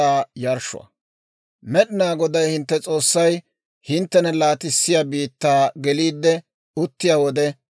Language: Dawro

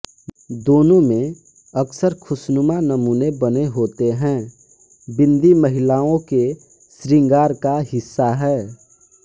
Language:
Hindi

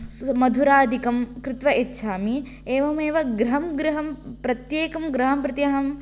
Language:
Sanskrit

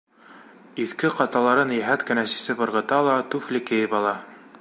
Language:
Bashkir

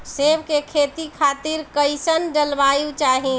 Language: Bhojpuri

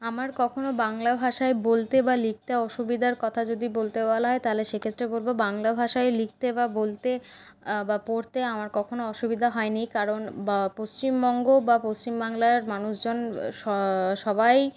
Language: Bangla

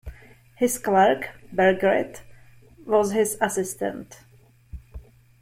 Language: English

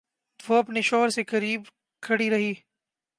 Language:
Urdu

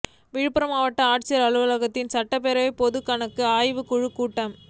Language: Tamil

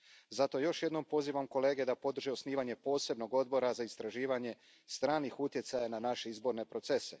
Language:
Croatian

